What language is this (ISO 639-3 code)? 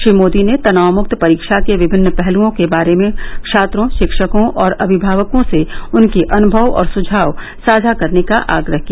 hin